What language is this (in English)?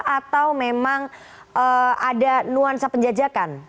Indonesian